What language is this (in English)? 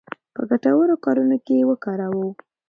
Pashto